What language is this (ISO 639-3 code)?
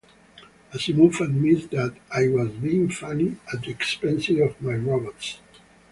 eng